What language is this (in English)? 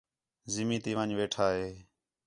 Khetrani